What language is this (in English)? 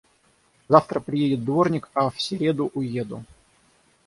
Russian